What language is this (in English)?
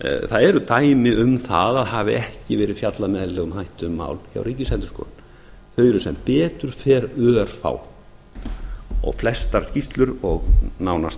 Icelandic